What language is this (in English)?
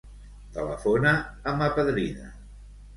Catalan